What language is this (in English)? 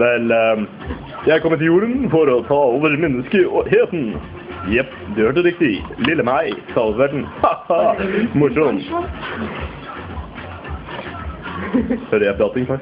Norwegian